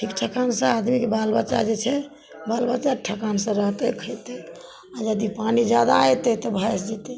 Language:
Maithili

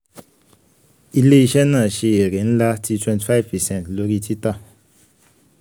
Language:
Yoruba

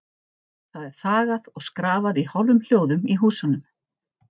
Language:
Icelandic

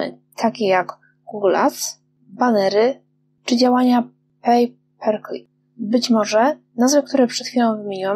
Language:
Polish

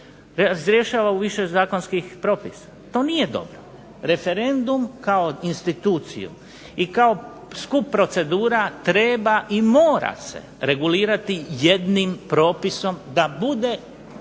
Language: Croatian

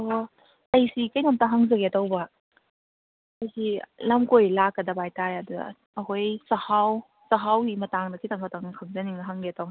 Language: Manipuri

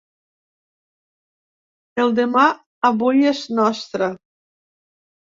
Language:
Catalan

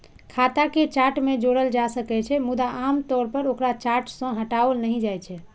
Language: Maithili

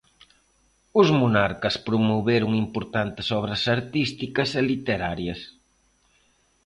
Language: Galician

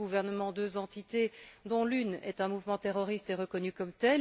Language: French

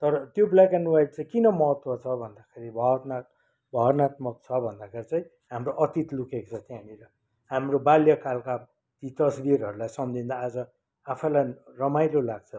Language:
Nepali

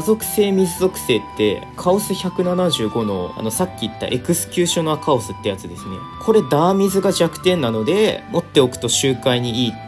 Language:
Japanese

